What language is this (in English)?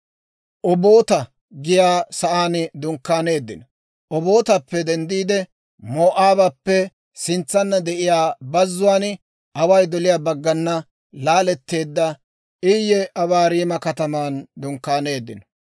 Dawro